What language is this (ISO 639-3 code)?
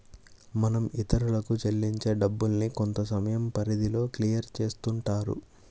tel